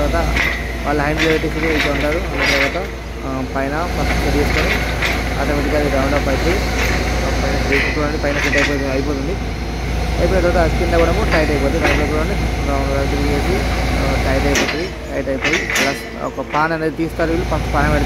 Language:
Telugu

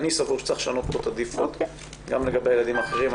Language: Hebrew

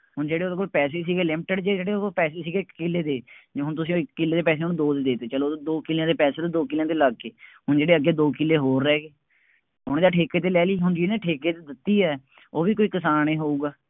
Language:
Punjabi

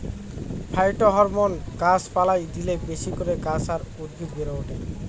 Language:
Bangla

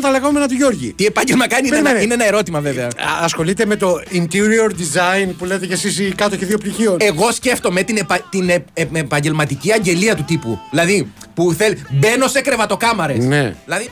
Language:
Greek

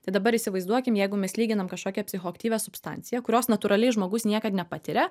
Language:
Lithuanian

